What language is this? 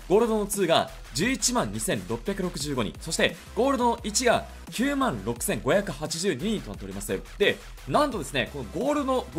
Japanese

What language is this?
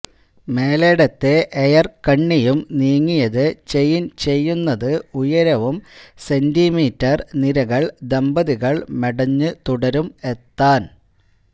Malayalam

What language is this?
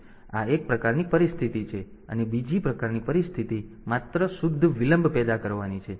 Gujarati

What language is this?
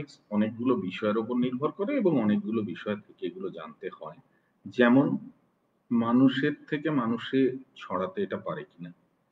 Romanian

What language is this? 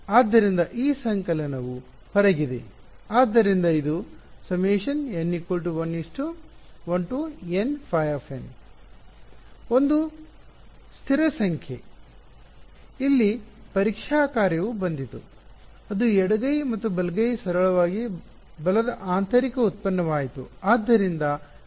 Kannada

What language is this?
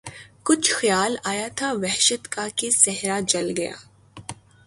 Urdu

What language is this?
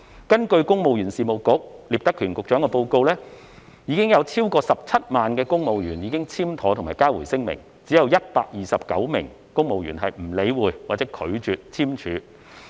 Cantonese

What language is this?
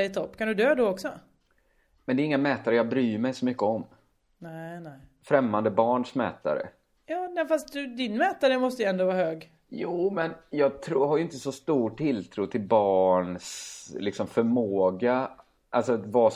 Swedish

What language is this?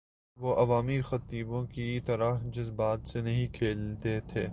Urdu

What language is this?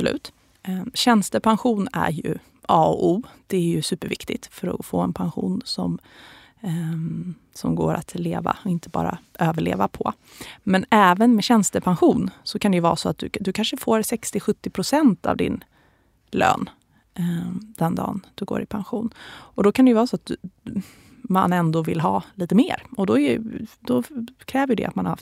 Swedish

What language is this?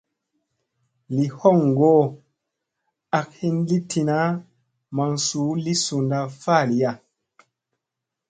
Musey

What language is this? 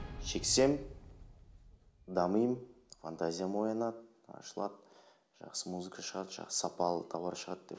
Kazakh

